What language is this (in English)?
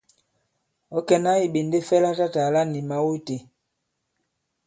Bankon